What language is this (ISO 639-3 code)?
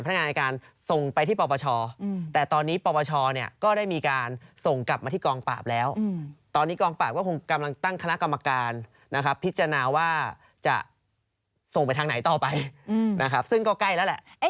tha